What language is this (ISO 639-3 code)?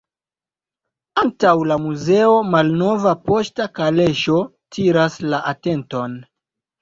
epo